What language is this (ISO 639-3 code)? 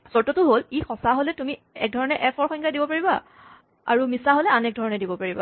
asm